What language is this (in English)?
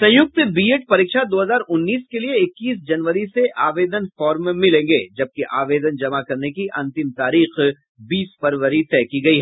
Hindi